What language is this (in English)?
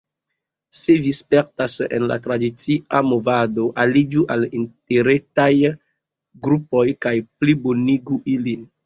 Esperanto